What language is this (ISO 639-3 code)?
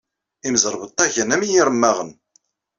kab